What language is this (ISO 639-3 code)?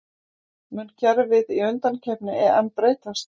isl